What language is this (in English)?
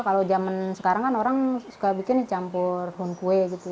Indonesian